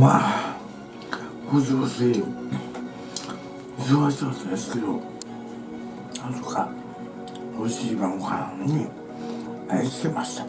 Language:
Japanese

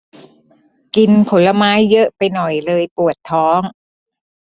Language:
Thai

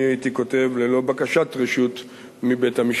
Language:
Hebrew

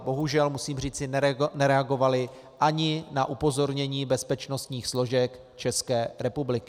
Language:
Czech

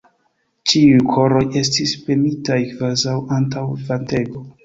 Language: Esperanto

